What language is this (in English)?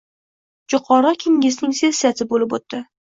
Uzbek